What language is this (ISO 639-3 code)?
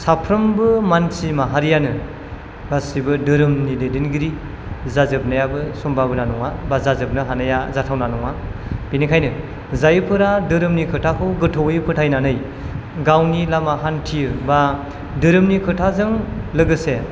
brx